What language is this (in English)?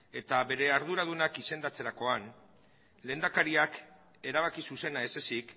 Basque